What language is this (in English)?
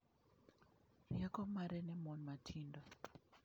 Luo (Kenya and Tanzania)